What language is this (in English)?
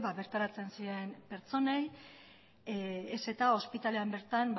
Basque